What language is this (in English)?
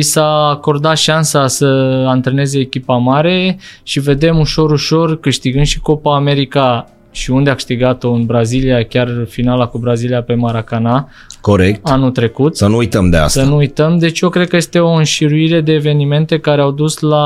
Romanian